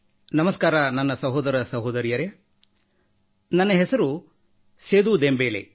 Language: Kannada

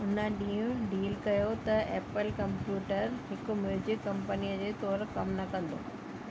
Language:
Sindhi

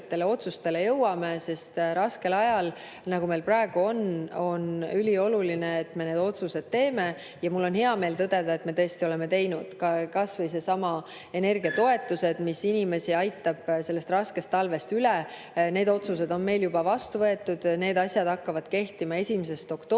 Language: Estonian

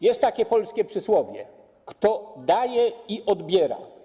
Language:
Polish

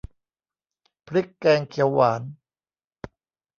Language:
Thai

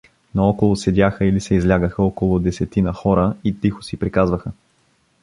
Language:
Bulgarian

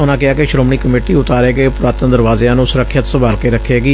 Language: Punjabi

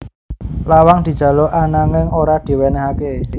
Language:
Javanese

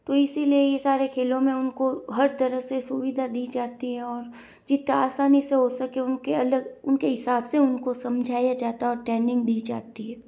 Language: Hindi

